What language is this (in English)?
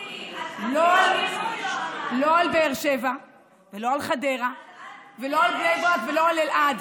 Hebrew